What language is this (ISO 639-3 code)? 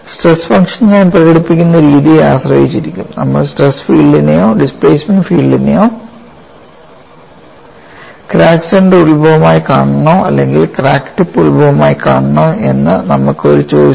mal